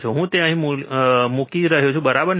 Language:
Gujarati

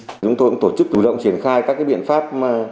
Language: Vietnamese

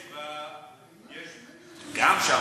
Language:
Hebrew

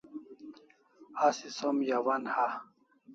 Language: Kalasha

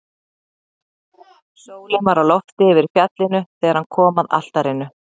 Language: Icelandic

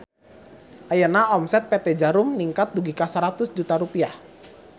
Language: Sundanese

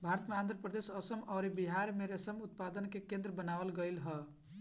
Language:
Bhojpuri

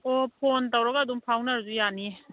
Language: Manipuri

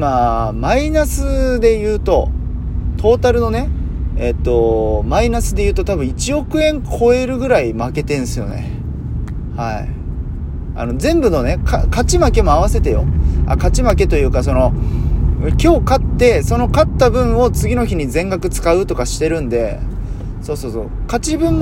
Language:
Japanese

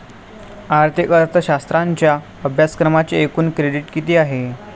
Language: Marathi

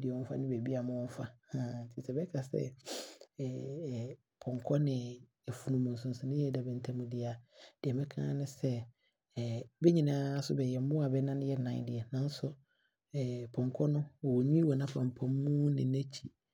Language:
Abron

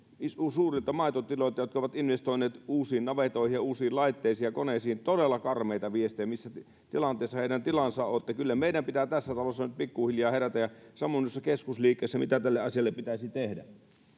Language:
Finnish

